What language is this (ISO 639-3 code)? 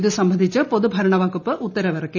mal